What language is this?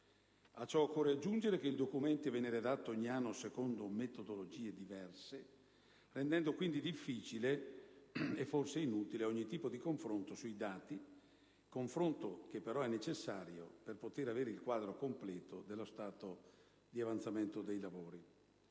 Italian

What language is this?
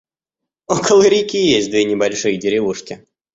Russian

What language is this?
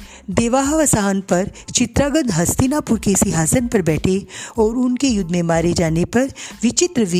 Hindi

